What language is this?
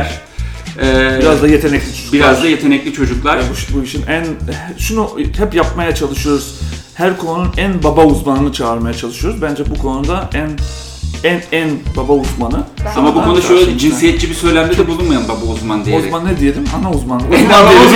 Turkish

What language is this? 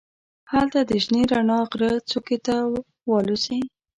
Pashto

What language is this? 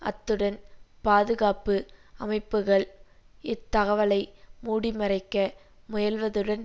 Tamil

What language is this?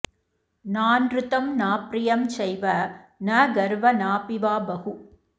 Sanskrit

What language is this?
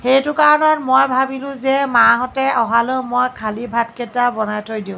Assamese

